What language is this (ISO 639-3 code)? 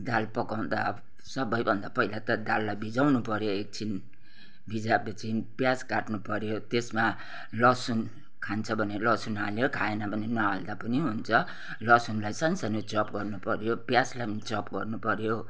nep